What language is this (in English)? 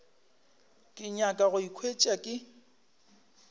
Northern Sotho